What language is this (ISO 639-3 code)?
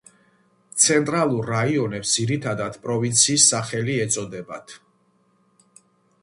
kat